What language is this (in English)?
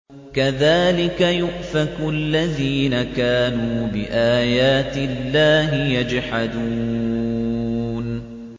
Arabic